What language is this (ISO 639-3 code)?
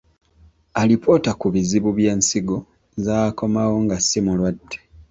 lug